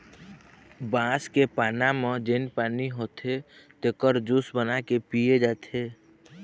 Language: Chhattisgarhi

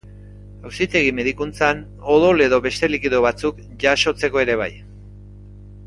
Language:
Basque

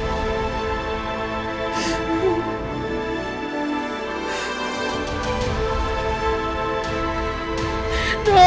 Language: Indonesian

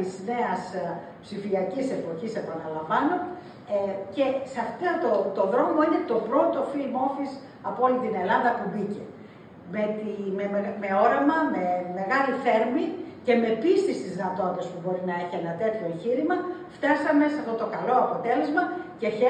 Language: Greek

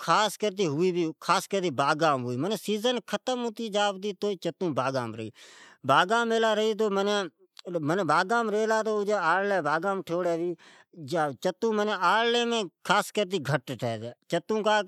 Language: Od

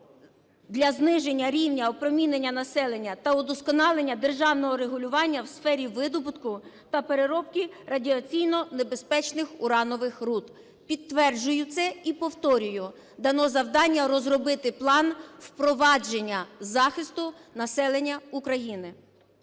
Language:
Ukrainian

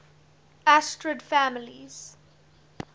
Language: English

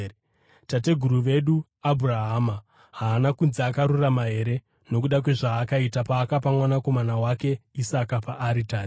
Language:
Shona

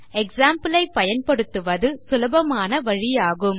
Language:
Tamil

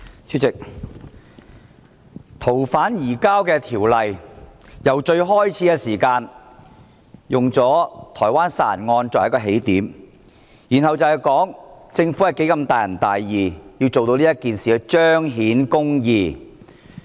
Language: Cantonese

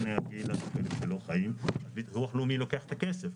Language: Hebrew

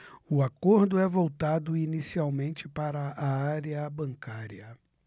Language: Portuguese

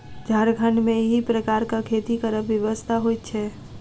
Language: Maithili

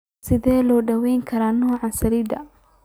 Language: Somali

